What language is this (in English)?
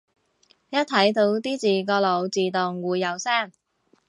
Cantonese